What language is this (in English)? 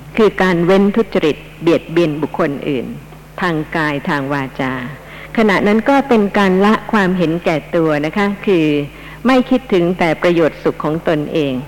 Thai